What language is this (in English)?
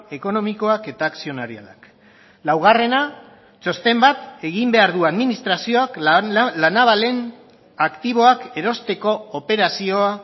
Basque